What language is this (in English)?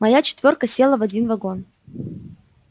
Russian